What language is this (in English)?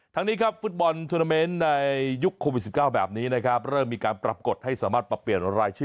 Thai